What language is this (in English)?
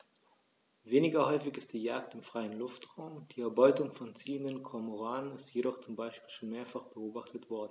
German